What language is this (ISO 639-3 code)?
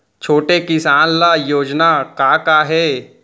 hne